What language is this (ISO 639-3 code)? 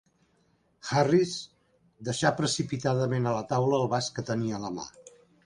cat